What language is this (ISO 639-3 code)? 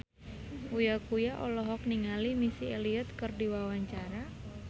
sun